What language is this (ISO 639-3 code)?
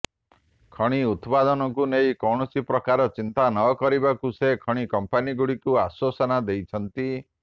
ori